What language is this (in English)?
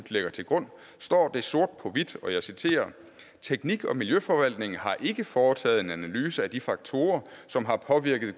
Danish